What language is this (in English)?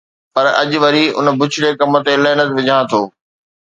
Sindhi